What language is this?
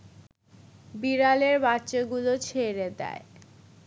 Bangla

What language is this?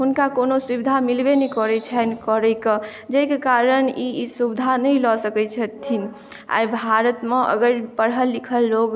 Maithili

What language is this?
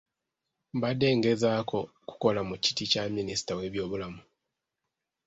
Ganda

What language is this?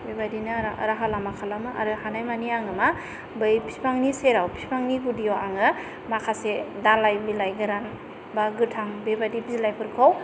Bodo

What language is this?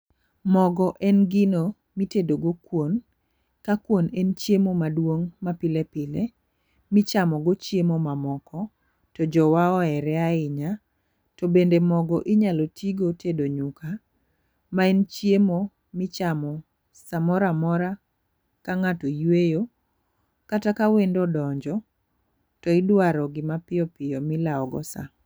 Luo (Kenya and Tanzania)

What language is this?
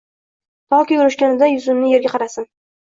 Uzbek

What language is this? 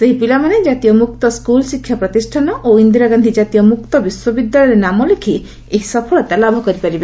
Odia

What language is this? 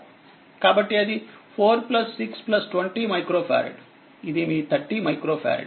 Telugu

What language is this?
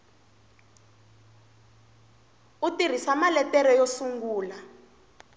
Tsonga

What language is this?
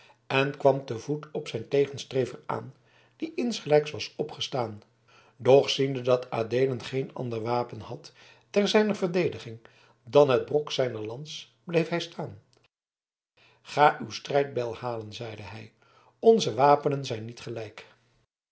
Dutch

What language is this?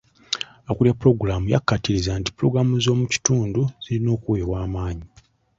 Ganda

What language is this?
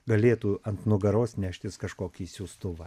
Lithuanian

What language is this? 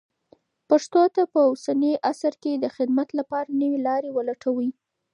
Pashto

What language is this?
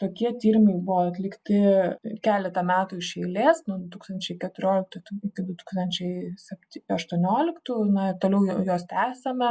Lithuanian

